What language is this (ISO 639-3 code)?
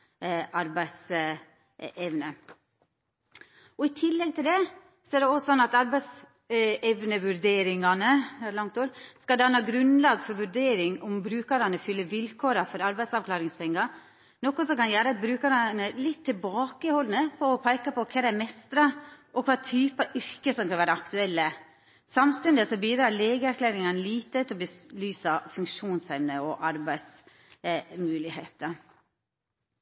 nno